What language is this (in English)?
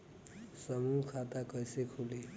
Bhojpuri